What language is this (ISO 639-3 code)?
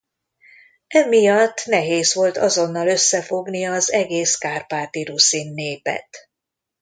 hun